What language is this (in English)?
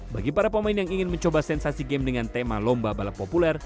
Indonesian